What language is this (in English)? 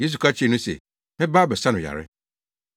Akan